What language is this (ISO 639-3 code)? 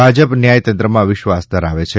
guj